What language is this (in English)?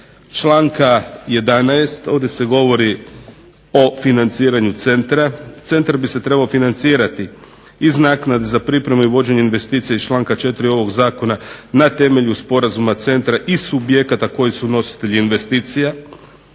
Croatian